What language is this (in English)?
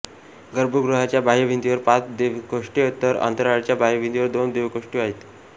Marathi